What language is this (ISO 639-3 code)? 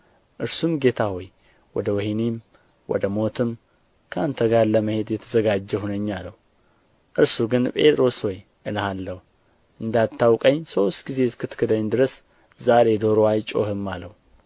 amh